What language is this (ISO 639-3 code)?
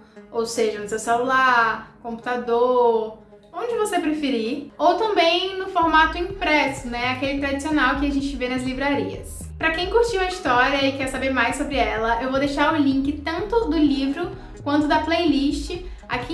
por